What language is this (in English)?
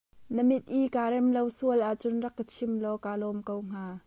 Hakha Chin